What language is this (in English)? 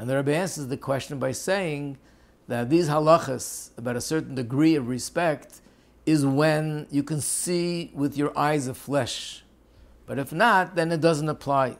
English